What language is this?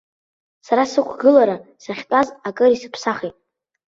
Abkhazian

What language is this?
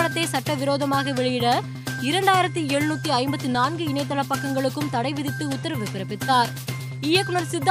Tamil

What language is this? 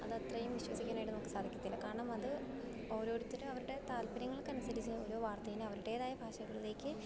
Malayalam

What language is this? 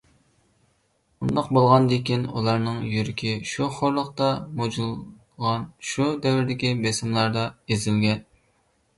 Uyghur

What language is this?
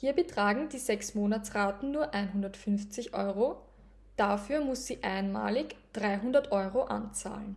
German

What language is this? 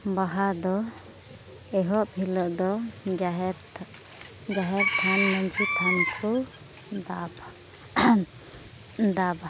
Santali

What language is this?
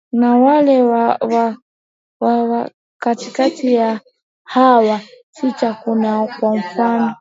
Swahili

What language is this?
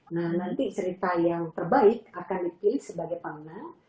Indonesian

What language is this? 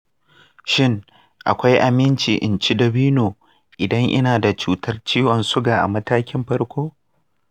Hausa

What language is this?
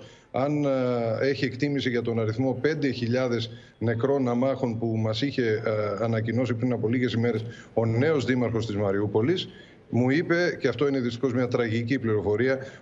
Greek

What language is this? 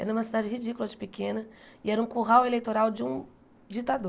Portuguese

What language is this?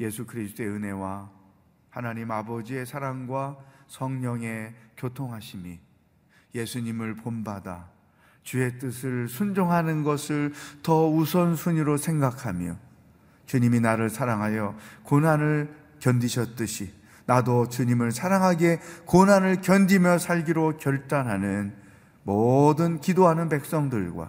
Korean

